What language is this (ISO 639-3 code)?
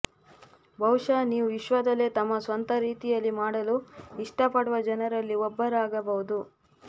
kan